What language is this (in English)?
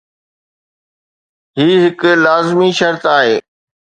Sindhi